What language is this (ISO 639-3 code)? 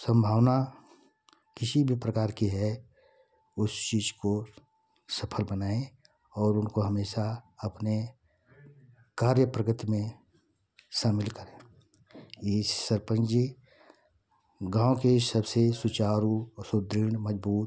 hin